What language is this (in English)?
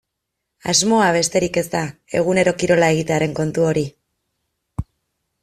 Basque